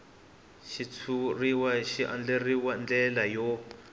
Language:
Tsonga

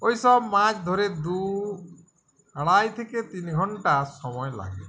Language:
Bangla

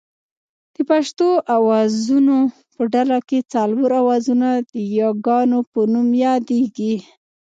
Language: Pashto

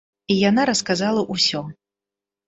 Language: Belarusian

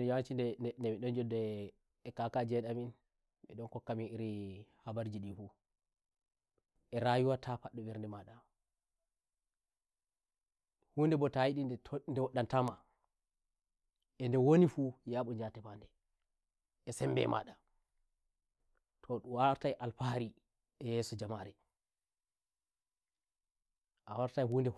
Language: Nigerian Fulfulde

